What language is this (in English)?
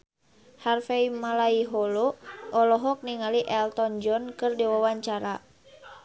Sundanese